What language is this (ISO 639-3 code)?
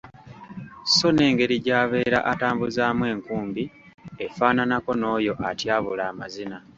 lug